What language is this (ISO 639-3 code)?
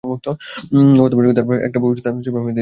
ben